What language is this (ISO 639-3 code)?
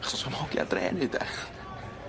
cym